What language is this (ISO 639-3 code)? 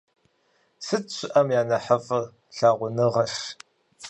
kbd